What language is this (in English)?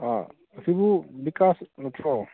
Manipuri